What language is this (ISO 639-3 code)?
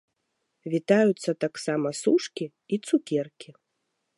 bel